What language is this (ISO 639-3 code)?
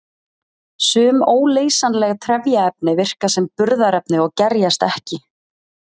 isl